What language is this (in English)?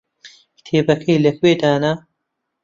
Central Kurdish